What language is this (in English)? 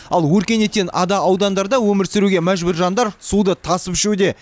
Kazakh